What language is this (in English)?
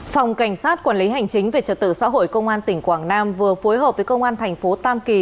Vietnamese